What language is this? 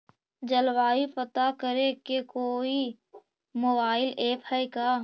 Magahi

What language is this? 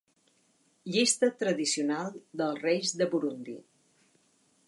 Catalan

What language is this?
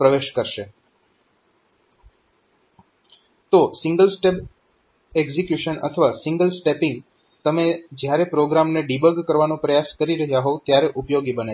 Gujarati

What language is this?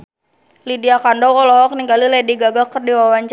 Sundanese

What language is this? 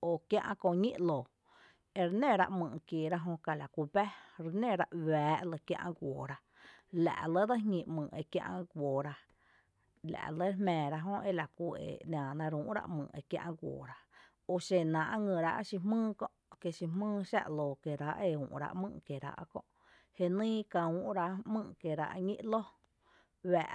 Tepinapa Chinantec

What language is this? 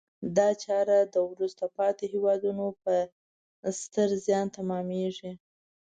Pashto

